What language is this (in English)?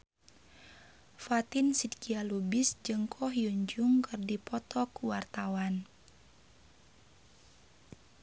Sundanese